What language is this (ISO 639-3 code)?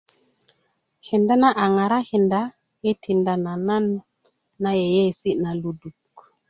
ukv